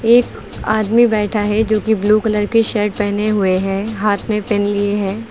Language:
Hindi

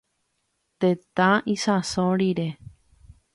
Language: Guarani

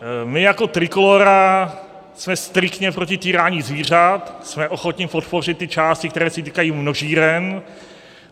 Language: Czech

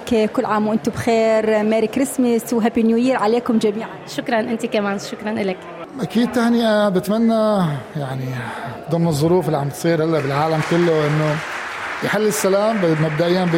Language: Arabic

